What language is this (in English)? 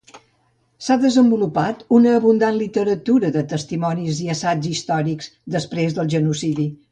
Catalan